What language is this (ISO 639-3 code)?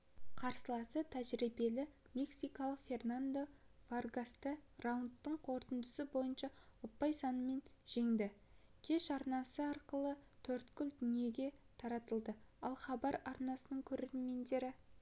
kaz